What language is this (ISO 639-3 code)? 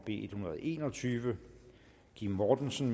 dan